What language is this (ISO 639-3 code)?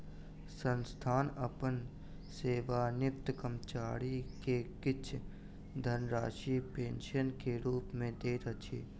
mai